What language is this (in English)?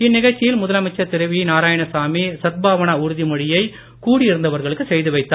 Tamil